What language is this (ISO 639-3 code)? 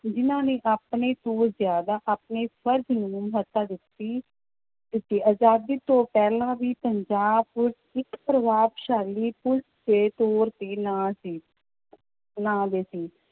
pan